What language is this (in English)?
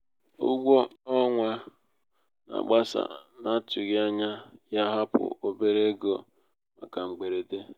Igbo